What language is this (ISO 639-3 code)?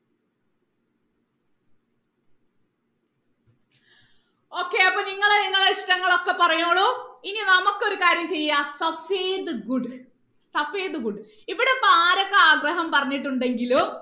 mal